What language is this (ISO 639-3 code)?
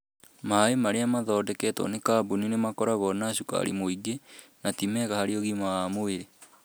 kik